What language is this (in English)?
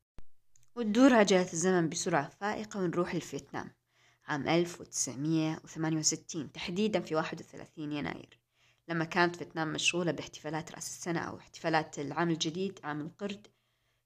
Arabic